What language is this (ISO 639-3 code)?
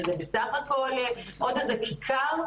heb